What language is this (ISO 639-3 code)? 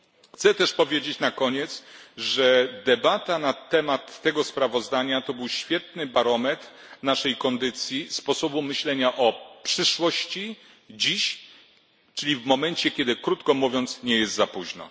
pol